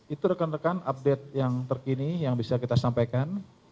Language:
Indonesian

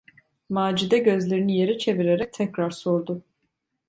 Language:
Turkish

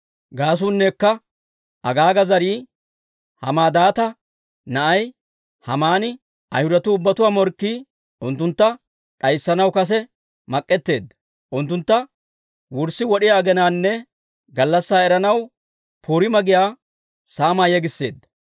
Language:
Dawro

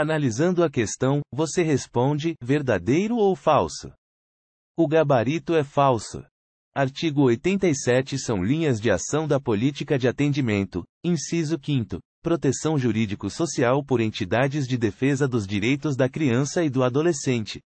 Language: Portuguese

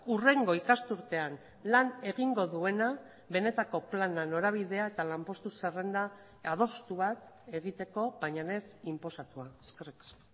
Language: Basque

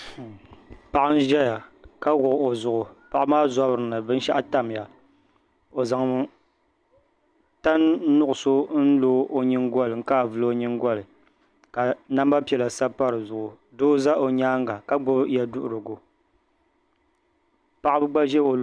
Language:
Dagbani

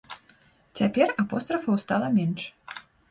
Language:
Belarusian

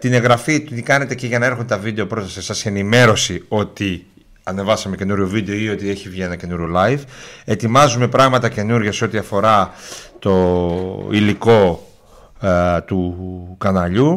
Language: Greek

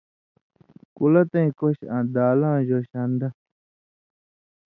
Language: Indus Kohistani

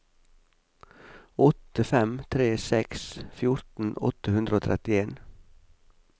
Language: Norwegian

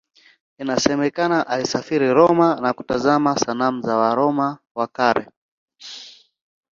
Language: Swahili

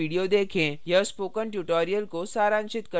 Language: Hindi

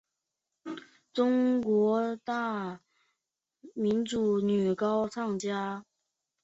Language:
Chinese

